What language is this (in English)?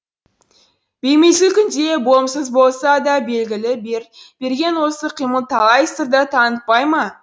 Kazakh